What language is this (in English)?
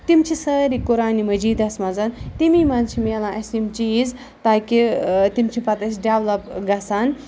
Kashmiri